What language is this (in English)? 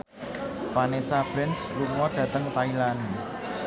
Javanese